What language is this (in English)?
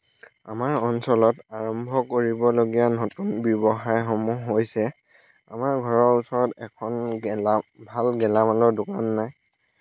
Assamese